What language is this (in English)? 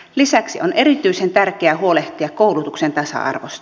Finnish